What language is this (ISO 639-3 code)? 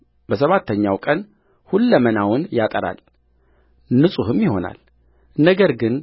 amh